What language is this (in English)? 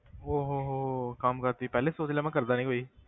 Punjabi